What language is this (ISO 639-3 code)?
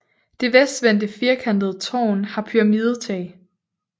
dan